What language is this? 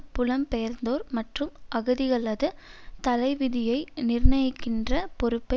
Tamil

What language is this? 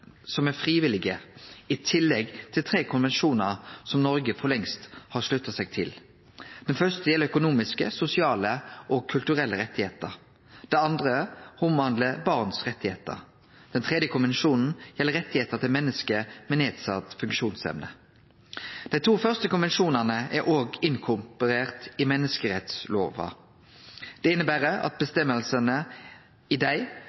Norwegian Nynorsk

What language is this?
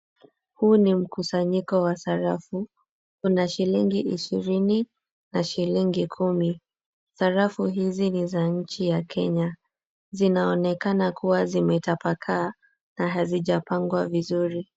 Swahili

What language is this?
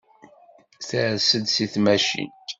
Kabyle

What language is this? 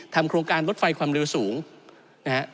Thai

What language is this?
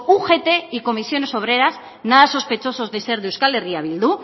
Spanish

